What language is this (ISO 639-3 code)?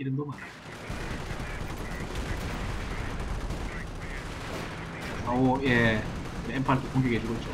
kor